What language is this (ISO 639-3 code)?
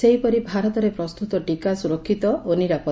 ori